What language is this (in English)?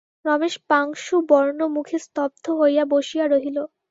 Bangla